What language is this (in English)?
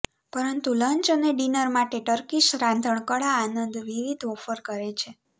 Gujarati